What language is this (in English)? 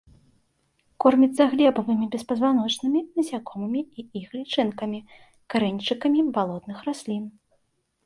Belarusian